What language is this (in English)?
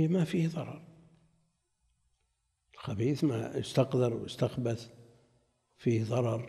Arabic